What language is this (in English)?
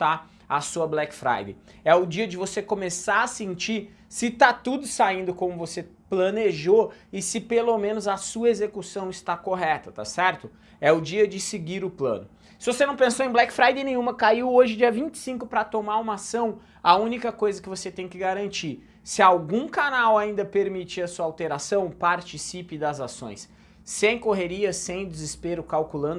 Portuguese